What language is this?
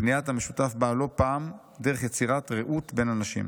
Hebrew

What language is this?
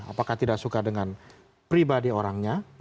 Indonesian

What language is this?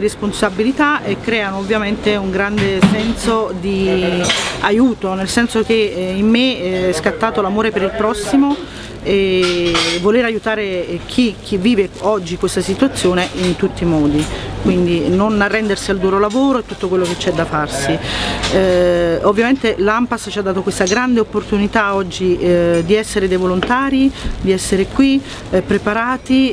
Italian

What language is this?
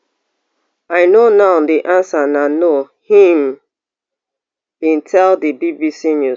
Nigerian Pidgin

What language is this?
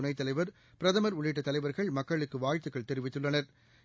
Tamil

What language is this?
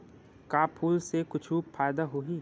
Chhattisgarhi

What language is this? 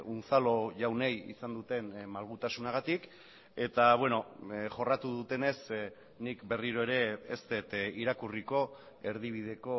Basque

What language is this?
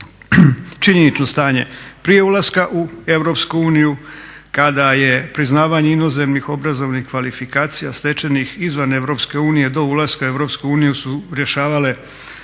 Croatian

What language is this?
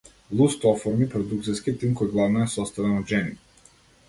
Macedonian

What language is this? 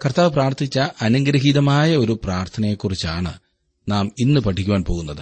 Malayalam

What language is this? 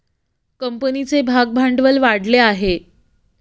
Marathi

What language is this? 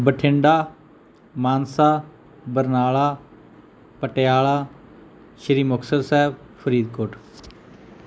Punjabi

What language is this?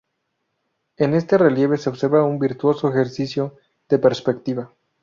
Spanish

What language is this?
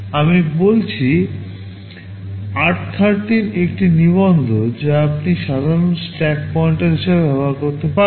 Bangla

